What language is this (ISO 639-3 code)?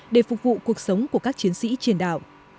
vie